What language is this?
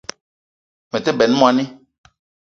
Eton (Cameroon)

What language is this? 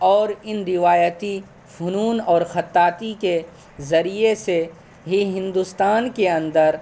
Urdu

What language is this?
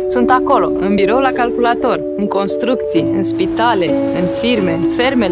Romanian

